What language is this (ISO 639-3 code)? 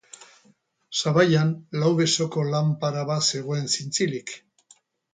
eus